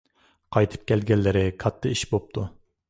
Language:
Uyghur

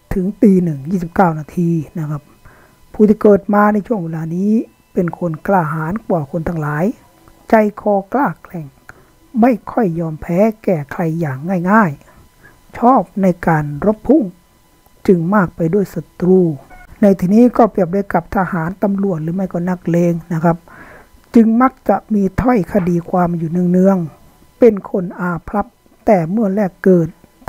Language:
Thai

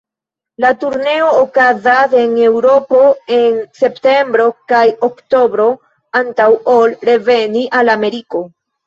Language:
Esperanto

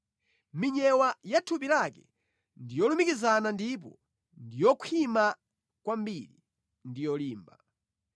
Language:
Nyanja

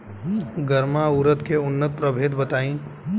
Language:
Bhojpuri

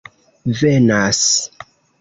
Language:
Esperanto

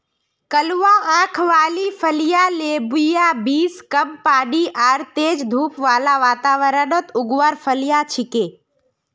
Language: Magahi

